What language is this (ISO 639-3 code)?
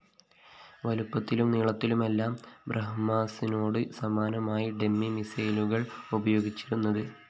mal